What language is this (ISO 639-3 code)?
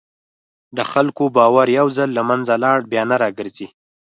pus